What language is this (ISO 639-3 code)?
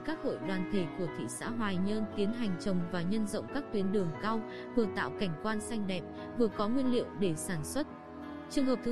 vie